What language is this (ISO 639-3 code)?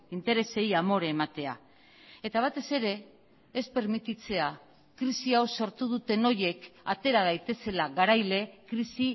eus